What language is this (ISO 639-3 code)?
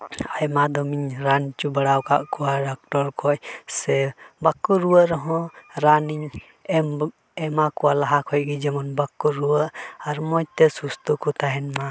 sat